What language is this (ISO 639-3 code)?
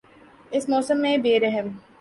urd